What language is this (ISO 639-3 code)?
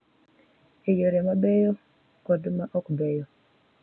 luo